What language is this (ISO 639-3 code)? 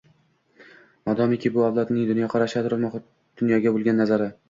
uzb